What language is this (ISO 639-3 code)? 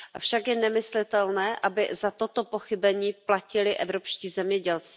ces